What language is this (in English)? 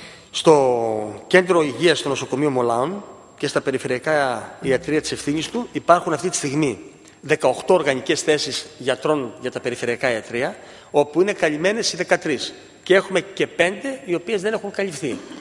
Greek